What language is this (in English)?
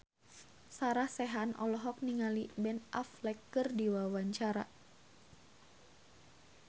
Sundanese